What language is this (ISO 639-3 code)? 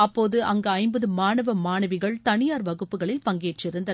tam